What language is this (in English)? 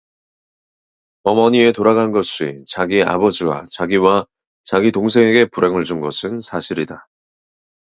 Korean